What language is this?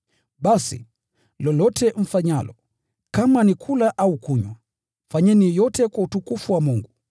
Swahili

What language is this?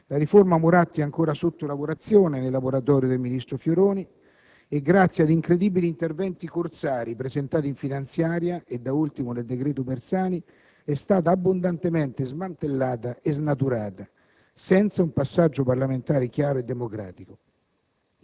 Italian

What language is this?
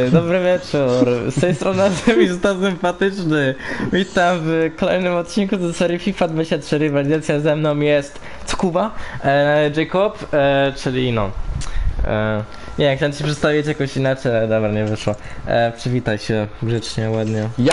Polish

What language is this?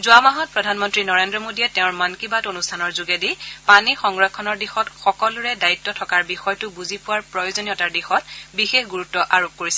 Assamese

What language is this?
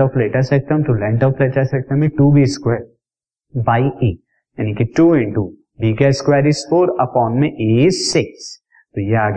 Hindi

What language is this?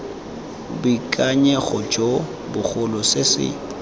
Tswana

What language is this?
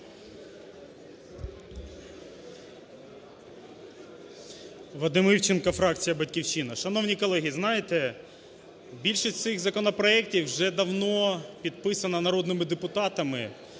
Ukrainian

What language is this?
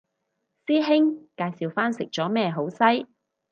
Cantonese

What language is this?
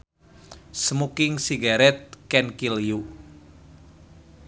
Sundanese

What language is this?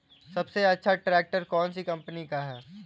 Hindi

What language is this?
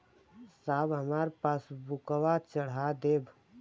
Bhojpuri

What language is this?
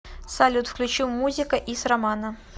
Russian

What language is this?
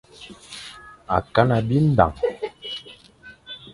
Fang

